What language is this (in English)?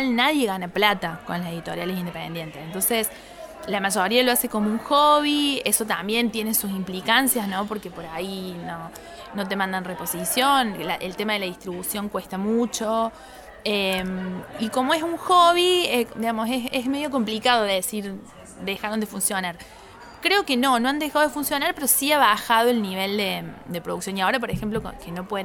Spanish